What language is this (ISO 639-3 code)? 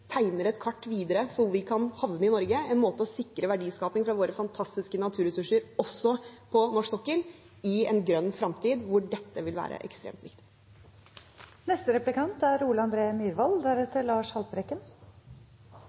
nob